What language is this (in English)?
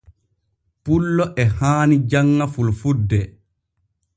Borgu Fulfulde